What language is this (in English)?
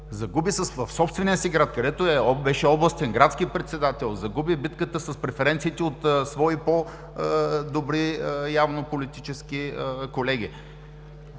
Bulgarian